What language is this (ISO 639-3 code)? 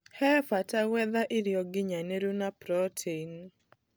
kik